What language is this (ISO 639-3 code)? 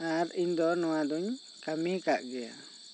sat